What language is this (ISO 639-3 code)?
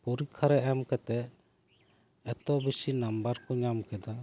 sat